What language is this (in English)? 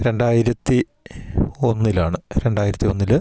Malayalam